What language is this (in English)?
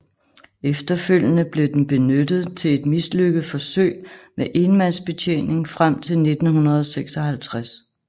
Danish